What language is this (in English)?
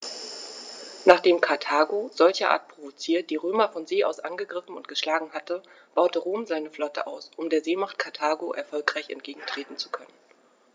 German